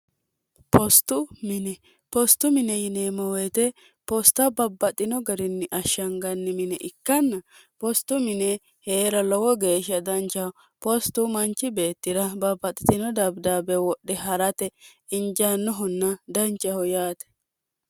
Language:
Sidamo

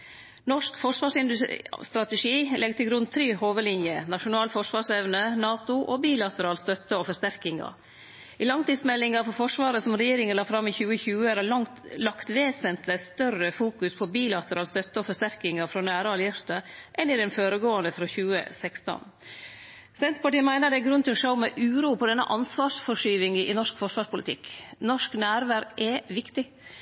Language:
Norwegian Nynorsk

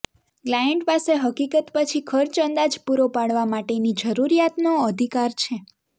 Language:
Gujarati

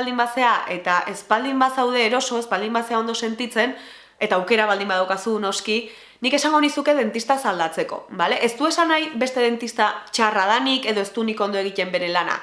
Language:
Basque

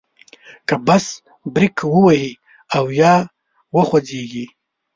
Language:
Pashto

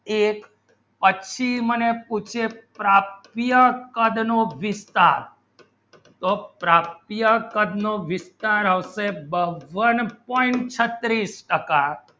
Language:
Gujarati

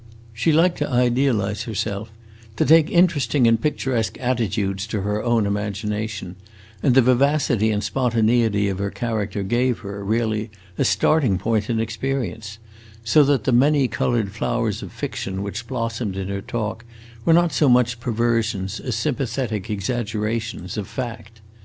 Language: English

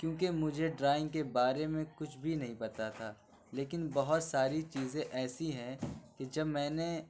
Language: Urdu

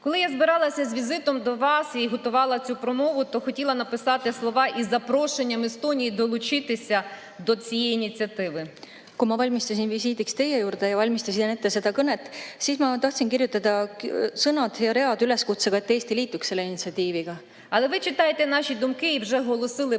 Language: Estonian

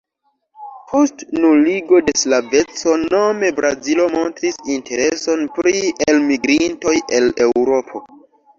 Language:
Esperanto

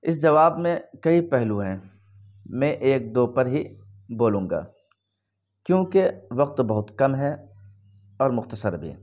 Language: Urdu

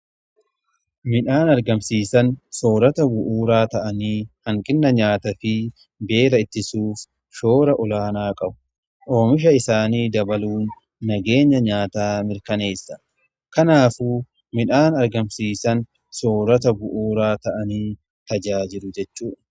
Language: Oromo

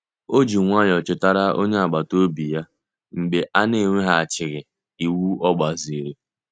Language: Igbo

